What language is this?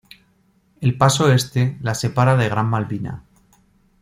Spanish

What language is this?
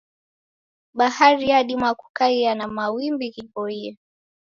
Taita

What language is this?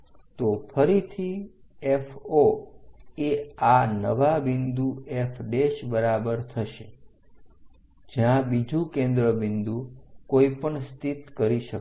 Gujarati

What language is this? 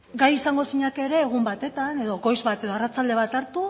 Basque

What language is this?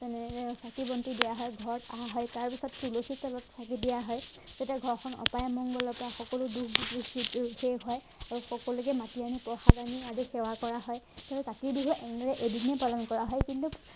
Assamese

